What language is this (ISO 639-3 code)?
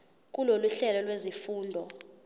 zul